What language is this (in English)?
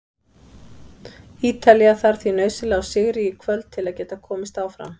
Icelandic